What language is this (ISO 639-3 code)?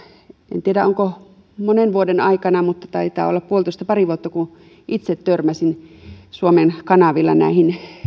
fin